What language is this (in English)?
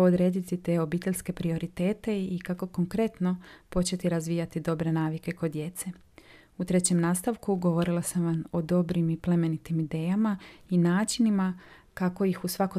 Croatian